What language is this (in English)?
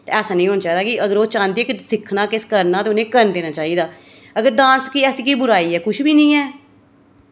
Dogri